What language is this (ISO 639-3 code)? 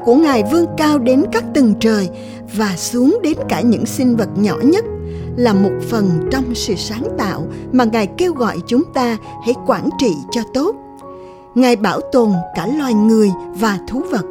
vie